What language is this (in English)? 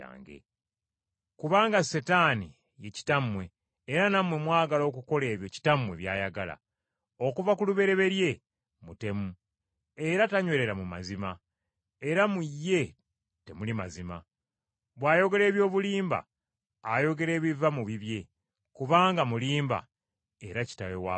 Ganda